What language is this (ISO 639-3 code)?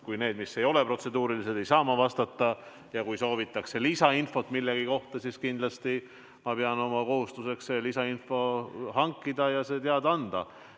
est